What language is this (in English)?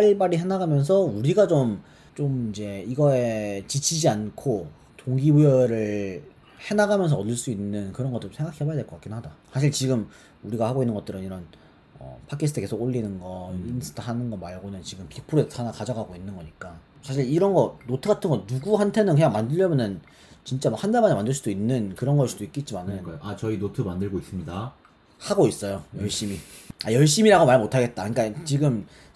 Korean